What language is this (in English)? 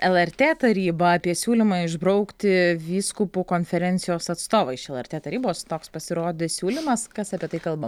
Lithuanian